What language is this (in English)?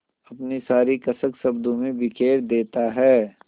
Hindi